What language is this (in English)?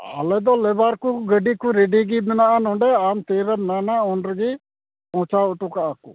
Santali